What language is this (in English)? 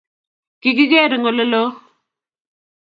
Kalenjin